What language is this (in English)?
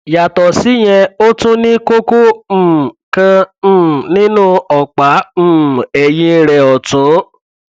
Yoruba